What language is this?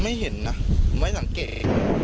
Thai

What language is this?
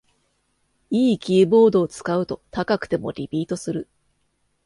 Japanese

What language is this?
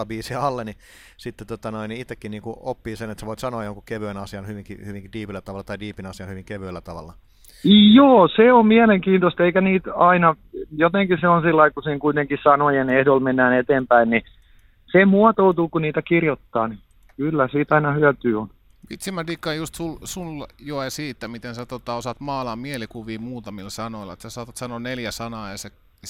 Finnish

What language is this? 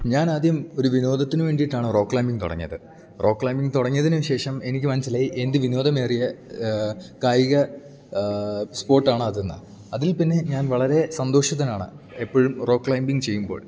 Malayalam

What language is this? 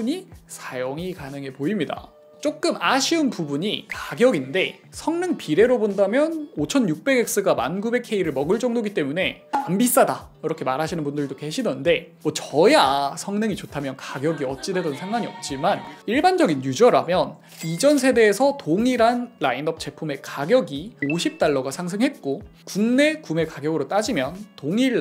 Korean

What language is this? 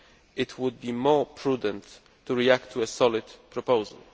English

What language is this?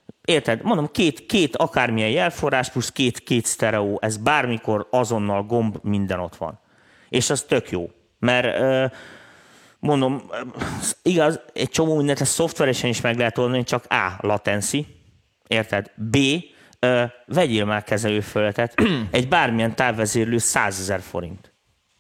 Hungarian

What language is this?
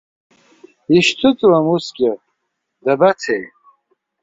Abkhazian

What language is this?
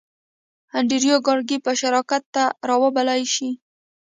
Pashto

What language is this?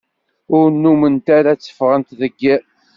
Kabyle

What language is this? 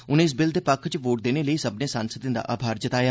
Dogri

